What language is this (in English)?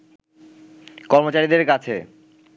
Bangla